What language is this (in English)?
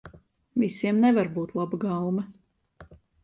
Latvian